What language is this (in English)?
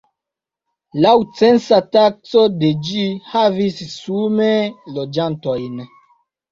Esperanto